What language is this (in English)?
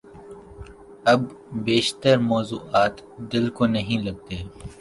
Urdu